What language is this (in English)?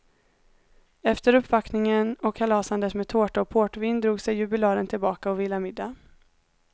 Swedish